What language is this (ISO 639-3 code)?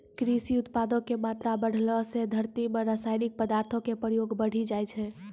mai